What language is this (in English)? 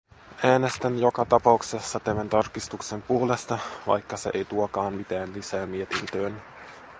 Finnish